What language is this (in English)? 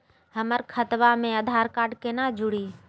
Magahi